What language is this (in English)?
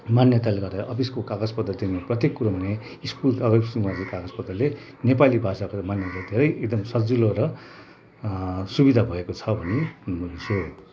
Nepali